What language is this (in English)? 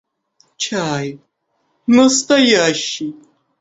Russian